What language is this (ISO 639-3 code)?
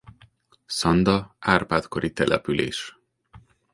hun